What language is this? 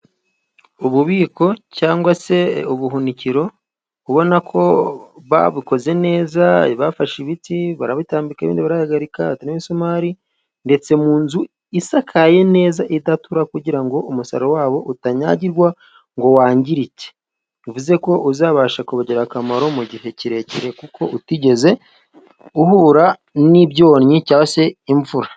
Kinyarwanda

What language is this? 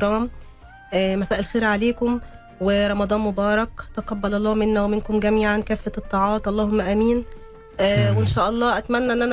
Arabic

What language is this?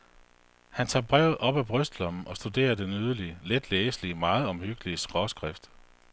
Danish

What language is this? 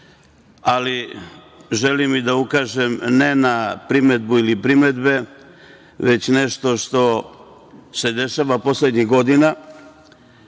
Serbian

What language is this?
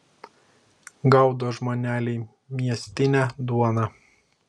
Lithuanian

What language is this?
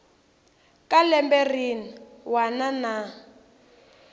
Tsonga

